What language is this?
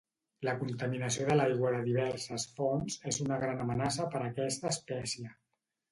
Catalan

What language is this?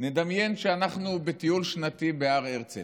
Hebrew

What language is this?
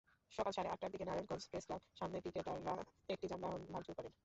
Bangla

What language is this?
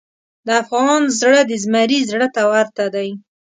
Pashto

